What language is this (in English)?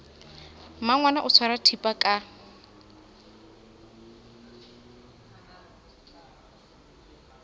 Southern Sotho